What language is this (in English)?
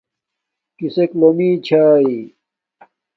Domaaki